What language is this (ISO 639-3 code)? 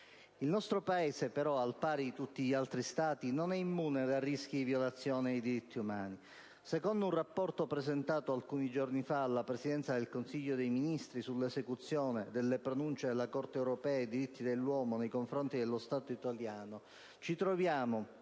ita